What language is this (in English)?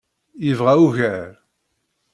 Kabyle